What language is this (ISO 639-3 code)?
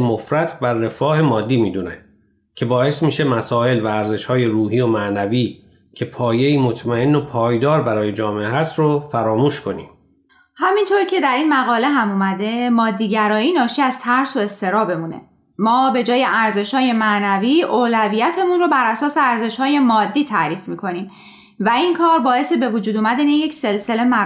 fas